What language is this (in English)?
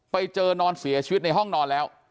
Thai